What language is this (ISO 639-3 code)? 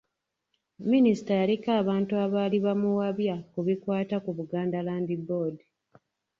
lug